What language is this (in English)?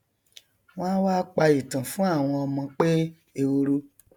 Yoruba